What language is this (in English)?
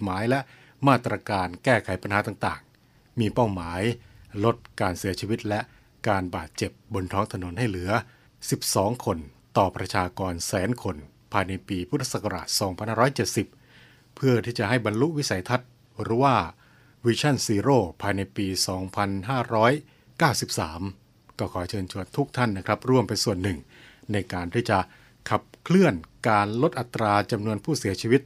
Thai